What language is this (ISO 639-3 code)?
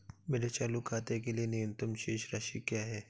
hin